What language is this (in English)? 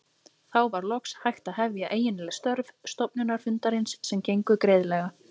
Icelandic